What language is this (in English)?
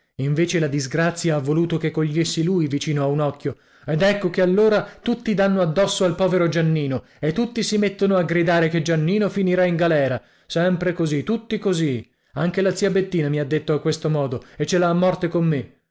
Italian